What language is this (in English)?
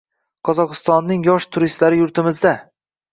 Uzbek